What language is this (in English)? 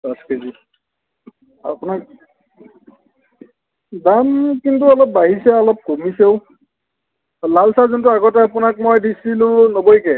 Assamese